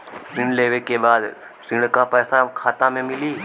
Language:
Bhojpuri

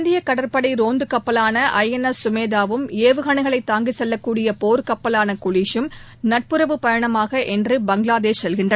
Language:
Tamil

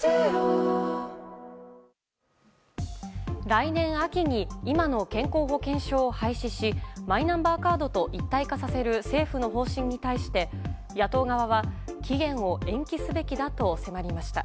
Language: Japanese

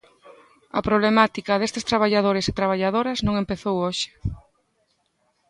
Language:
Galician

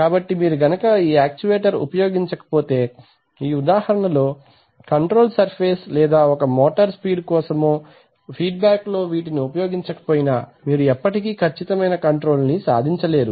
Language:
Telugu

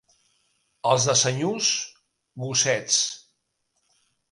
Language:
Catalan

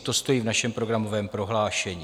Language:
Czech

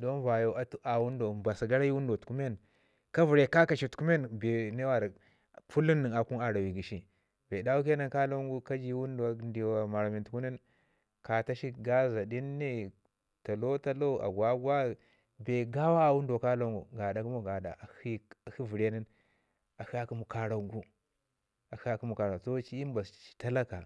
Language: Ngizim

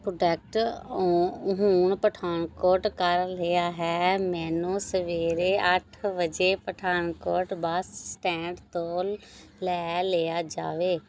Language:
Punjabi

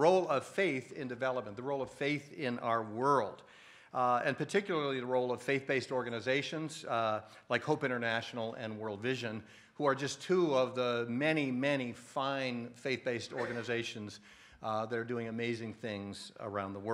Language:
English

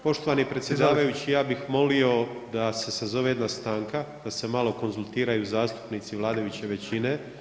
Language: Croatian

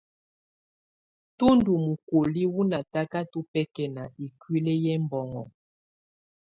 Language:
Tunen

